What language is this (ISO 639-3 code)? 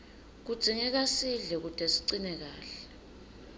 ssw